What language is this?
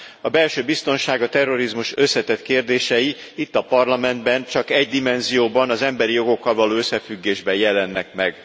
Hungarian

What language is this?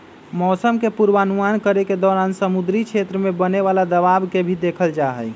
Magahi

